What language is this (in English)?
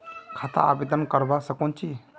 Magahi